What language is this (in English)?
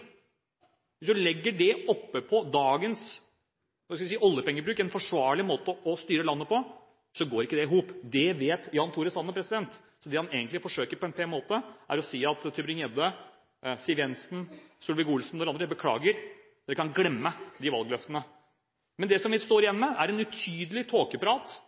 Norwegian Bokmål